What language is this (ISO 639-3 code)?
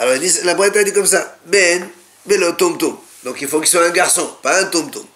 fra